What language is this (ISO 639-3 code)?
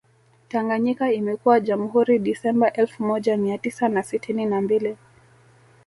swa